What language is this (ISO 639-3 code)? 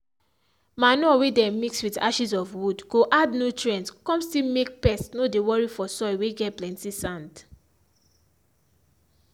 pcm